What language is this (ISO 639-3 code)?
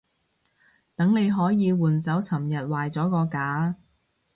yue